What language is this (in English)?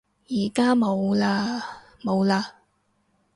Cantonese